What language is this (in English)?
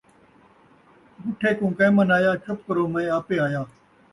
Saraiki